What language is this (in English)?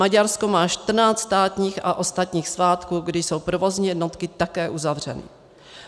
Czech